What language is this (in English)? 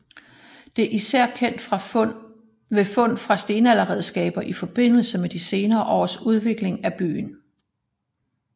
Danish